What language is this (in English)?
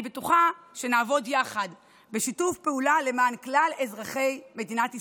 Hebrew